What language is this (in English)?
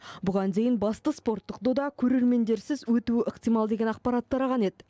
Kazakh